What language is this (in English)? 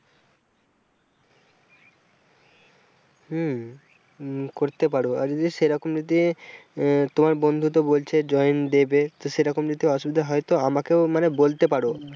Bangla